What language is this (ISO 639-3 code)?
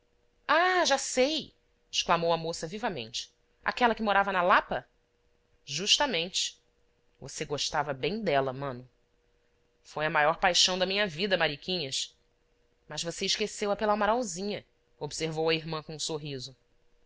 por